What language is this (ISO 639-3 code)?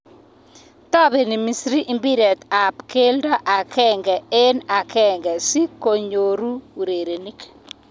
kln